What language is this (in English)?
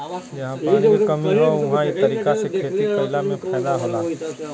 Bhojpuri